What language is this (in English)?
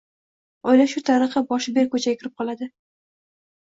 Uzbek